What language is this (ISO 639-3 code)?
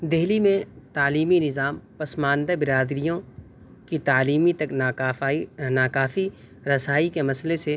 urd